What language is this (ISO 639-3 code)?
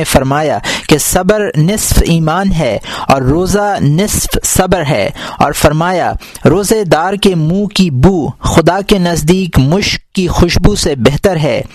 urd